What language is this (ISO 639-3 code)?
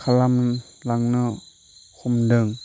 brx